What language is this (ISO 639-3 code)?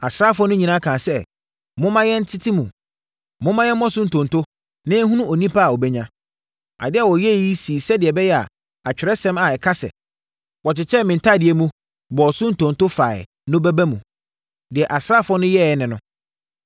aka